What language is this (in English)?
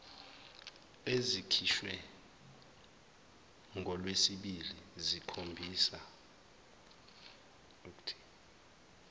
Zulu